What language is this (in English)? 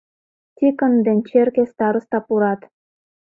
Mari